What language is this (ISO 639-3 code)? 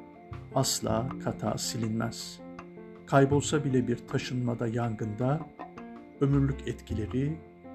tur